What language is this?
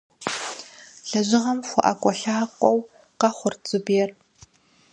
Kabardian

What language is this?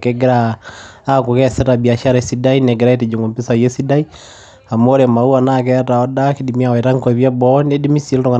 Masai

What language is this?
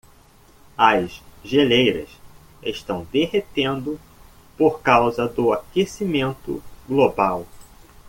Portuguese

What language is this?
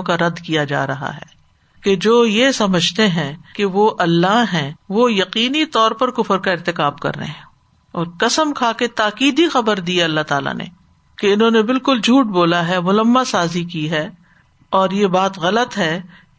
Urdu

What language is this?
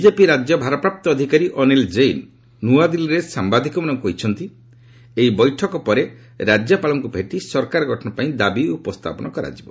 Odia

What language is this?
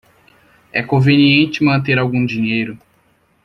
Portuguese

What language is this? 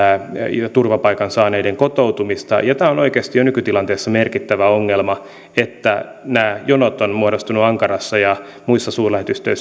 Finnish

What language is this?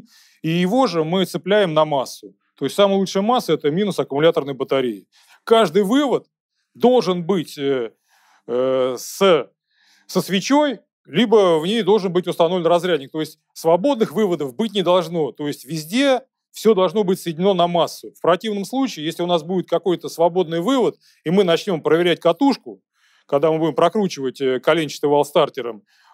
Russian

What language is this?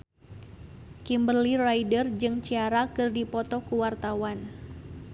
Sundanese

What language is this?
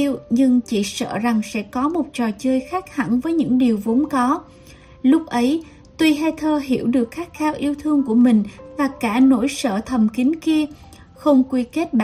Vietnamese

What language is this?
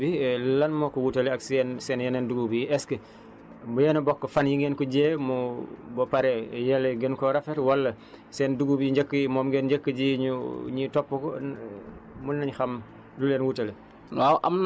Wolof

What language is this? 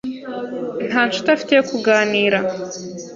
Kinyarwanda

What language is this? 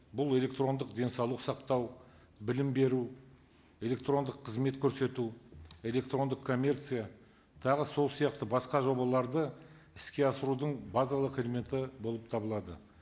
Kazakh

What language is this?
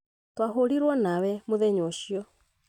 Kikuyu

